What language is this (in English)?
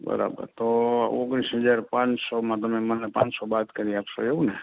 Gujarati